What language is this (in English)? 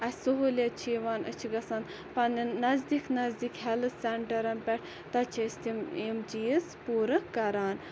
Kashmiri